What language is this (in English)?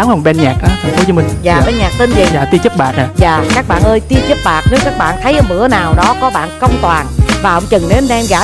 Vietnamese